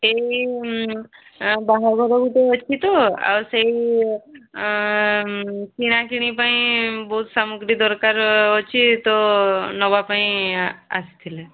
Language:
Odia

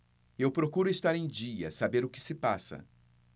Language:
Portuguese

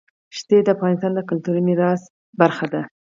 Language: Pashto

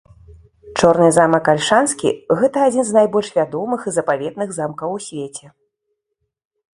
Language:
Belarusian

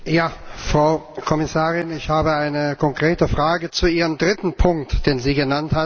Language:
German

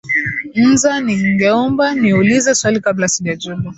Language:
Swahili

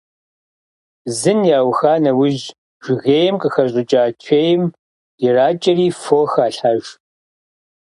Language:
Kabardian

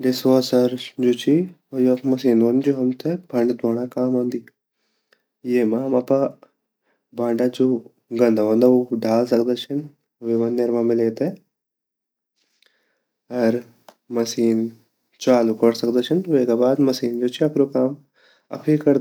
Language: Garhwali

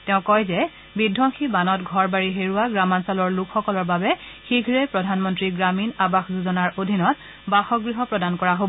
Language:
Assamese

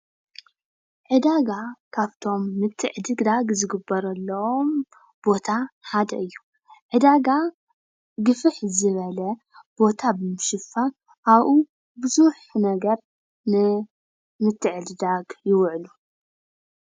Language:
Tigrinya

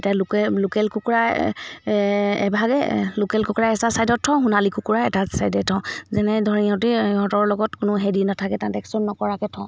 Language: Assamese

